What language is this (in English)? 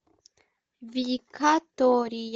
Russian